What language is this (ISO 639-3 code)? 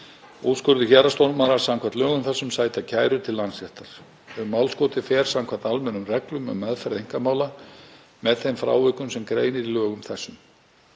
isl